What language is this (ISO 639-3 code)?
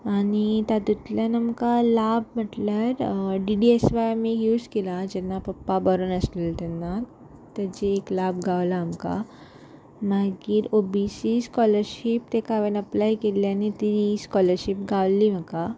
kok